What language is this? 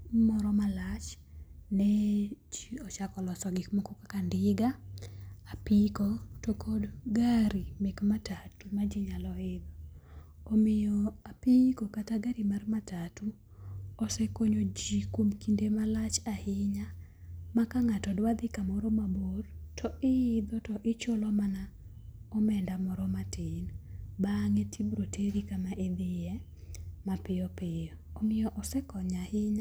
Luo (Kenya and Tanzania)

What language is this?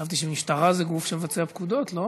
Hebrew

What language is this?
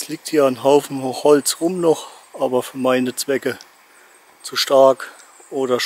German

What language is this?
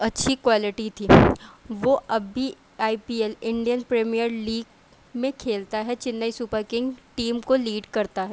Urdu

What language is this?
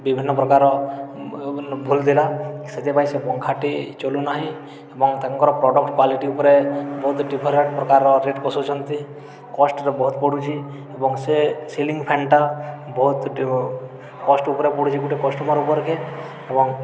Odia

